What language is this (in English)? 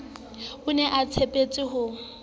Southern Sotho